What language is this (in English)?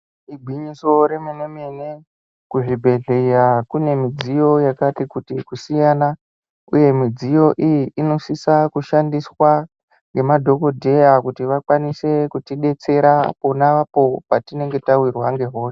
Ndau